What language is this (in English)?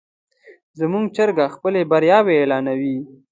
Pashto